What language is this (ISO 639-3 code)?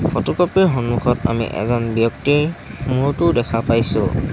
asm